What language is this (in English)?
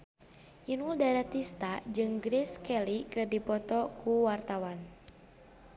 Sundanese